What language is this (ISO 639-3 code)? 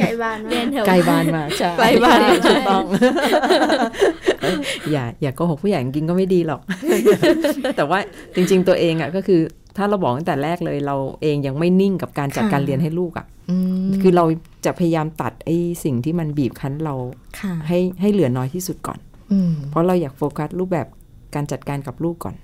tha